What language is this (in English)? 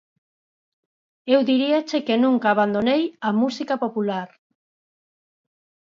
Galician